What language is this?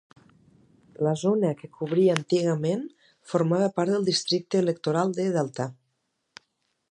Catalan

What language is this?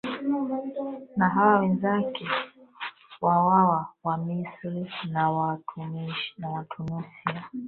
Swahili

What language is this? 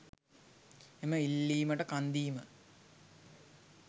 Sinhala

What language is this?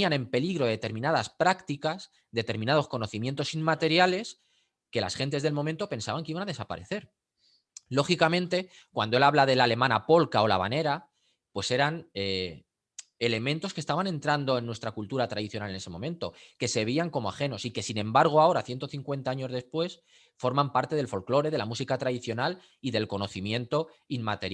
Spanish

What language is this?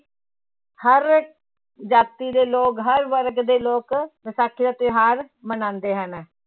Punjabi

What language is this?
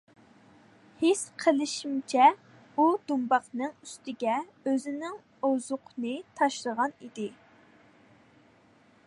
Uyghur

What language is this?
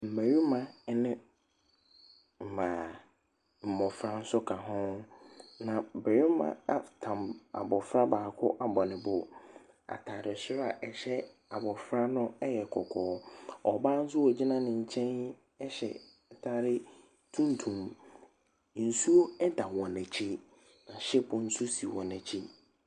Akan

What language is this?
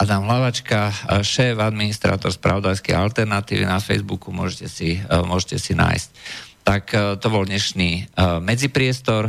Slovak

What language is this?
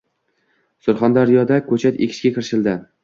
Uzbek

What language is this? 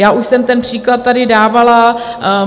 Czech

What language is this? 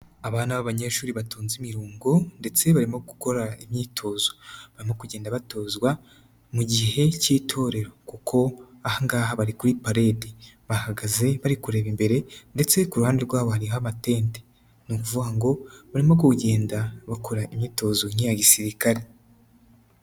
Kinyarwanda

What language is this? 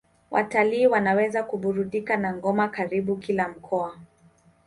Swahili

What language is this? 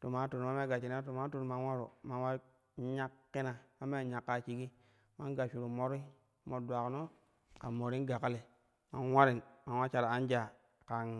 Kushi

